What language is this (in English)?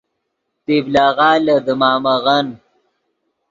Yidgha